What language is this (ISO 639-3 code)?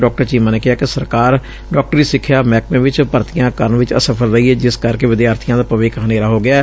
pan